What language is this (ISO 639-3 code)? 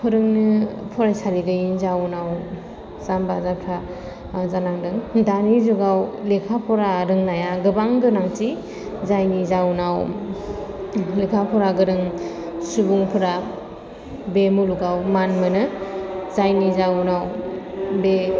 brx